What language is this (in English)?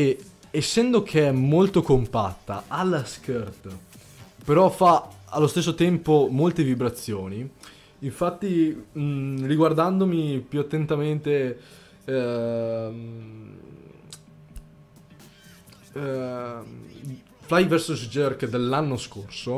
Italian